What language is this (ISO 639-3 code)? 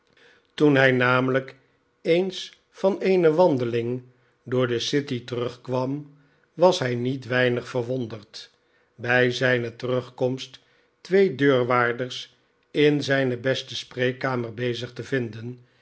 nld